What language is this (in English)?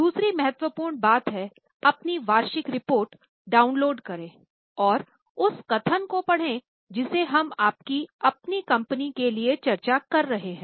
Hindi